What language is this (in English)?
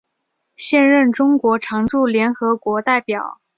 Chinese